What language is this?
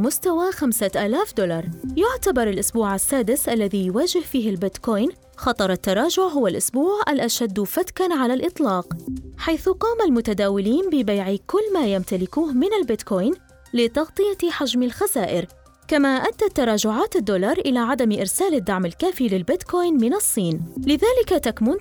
Arabic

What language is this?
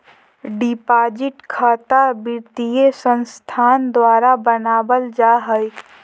Magahi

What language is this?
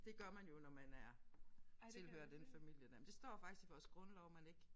Danish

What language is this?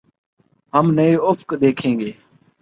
Urdu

